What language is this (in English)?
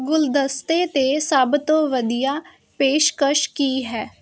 Punjabi